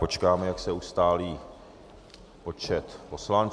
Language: Czech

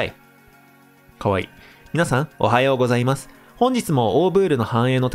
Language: Japanese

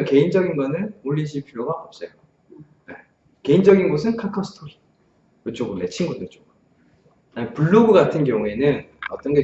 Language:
Korean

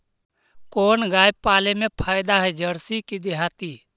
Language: Magahi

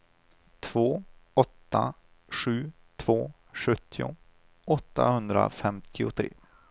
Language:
Swedish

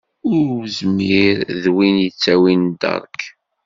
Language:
Kabyle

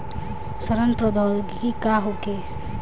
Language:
Bhojpuri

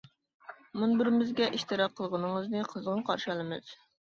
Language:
Uyghur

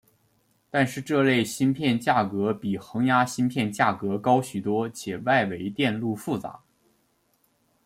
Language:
Chinese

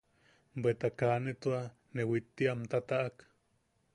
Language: Yaqui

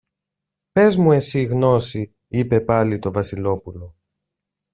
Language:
Greek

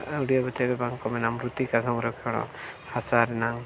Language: Santali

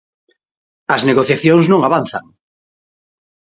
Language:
Galician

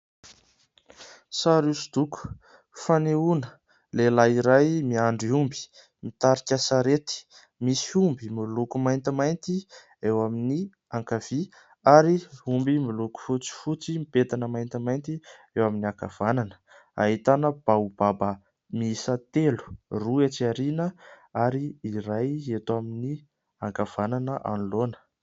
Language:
Malagasy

